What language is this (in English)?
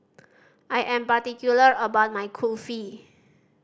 English